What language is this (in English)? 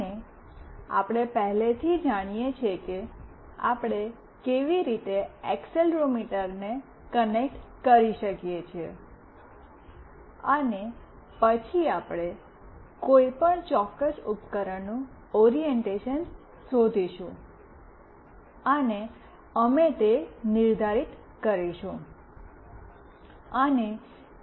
Gujarati